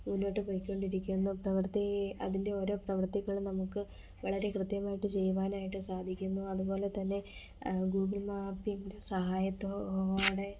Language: Malayalam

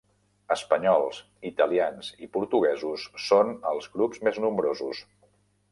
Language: Catalan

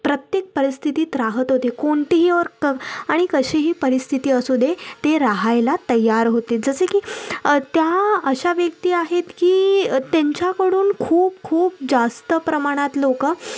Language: Marathi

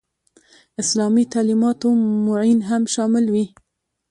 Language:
Pashto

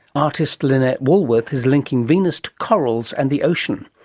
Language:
English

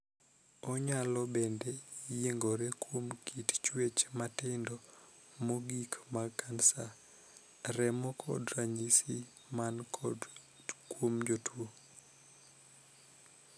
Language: Luo (Kenya and Tanzania)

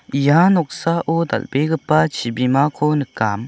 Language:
Garo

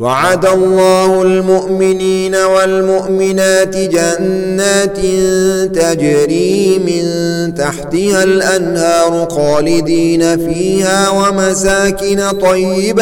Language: Arabic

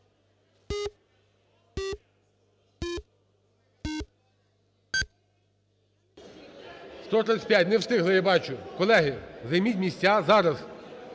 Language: Ukrainian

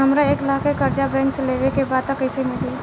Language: Bhojpuri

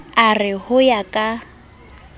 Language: Southern Sotho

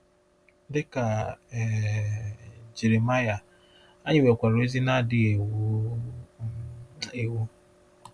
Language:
Igbo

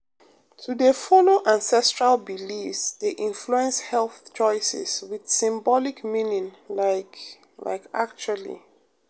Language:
Nigerian Pidgin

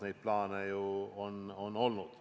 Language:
Estonian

